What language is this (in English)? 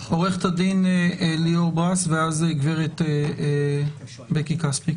Hebrew